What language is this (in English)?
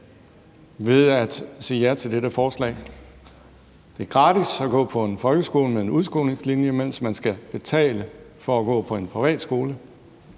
Danish